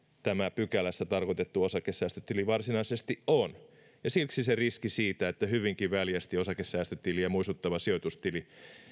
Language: Finnish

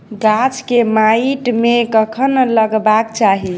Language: Maithili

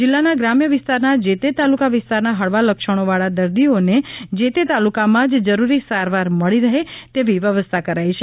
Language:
Gujarati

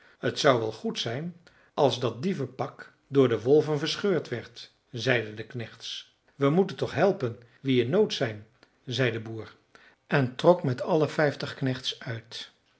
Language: Dutch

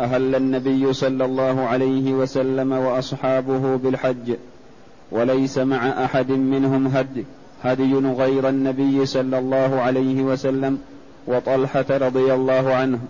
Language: Arabic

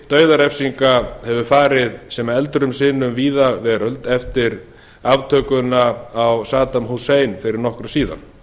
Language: Icelandic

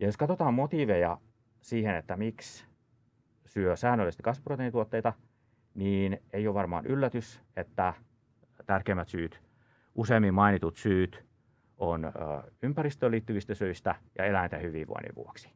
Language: Finnish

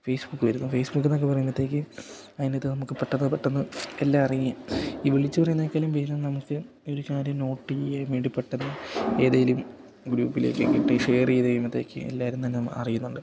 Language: Malayalam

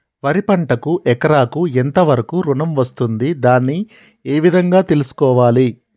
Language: Telugu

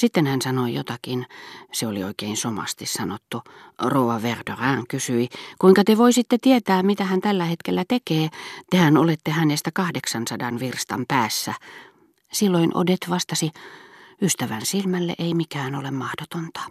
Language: Finnish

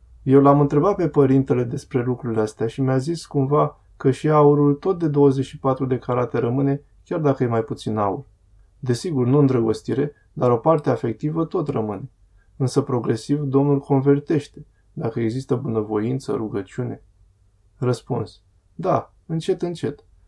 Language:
Romanian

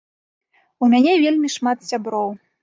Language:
Belarusian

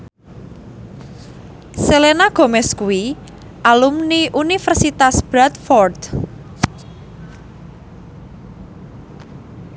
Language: Javanese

